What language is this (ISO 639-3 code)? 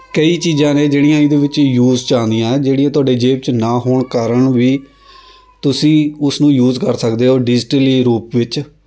pan